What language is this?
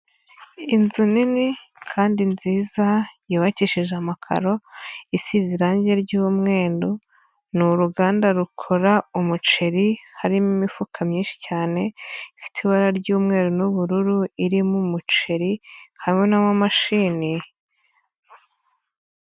Kinyarwanda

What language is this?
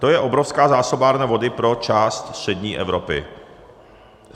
Czech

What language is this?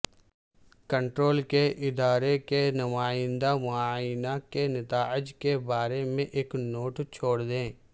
Urdu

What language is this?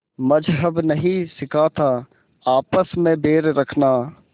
Hindi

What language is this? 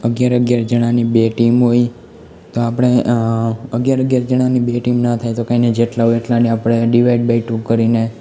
Gujarati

